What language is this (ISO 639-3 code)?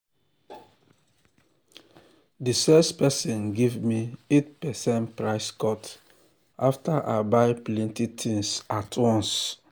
pcm